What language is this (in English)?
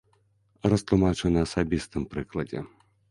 Belarusian